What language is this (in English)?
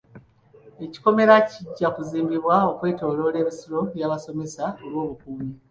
Ganda